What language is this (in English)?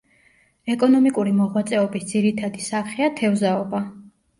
Georgian